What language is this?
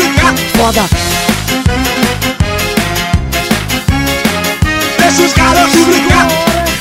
Portuguese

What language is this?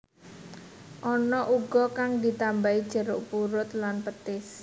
Javanese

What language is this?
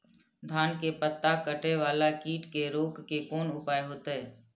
Maithili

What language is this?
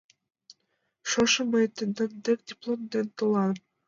Mari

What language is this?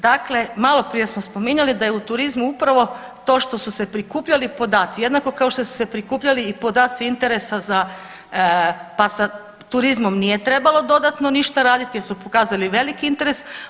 Croatian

